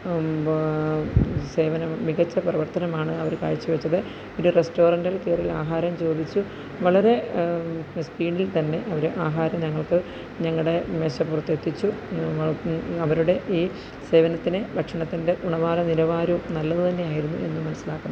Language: Malayalam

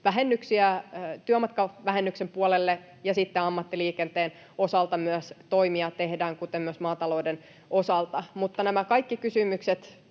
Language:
Finnish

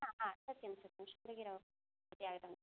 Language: Sanskrit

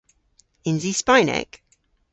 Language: Cornish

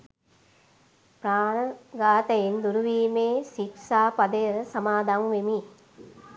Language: Sinhala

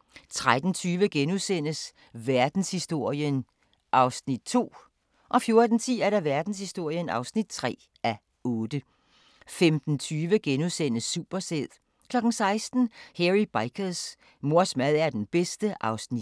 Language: Danish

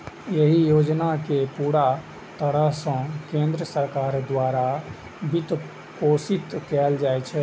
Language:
Maithili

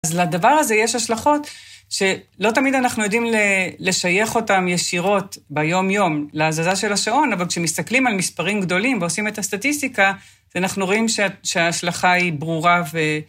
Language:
Hebrew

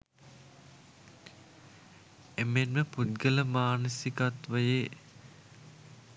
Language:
Sinhala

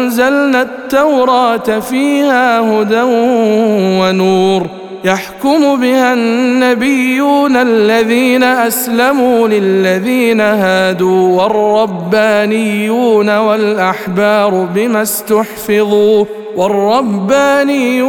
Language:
Arabic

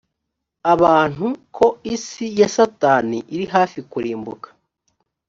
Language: Kinyarwanda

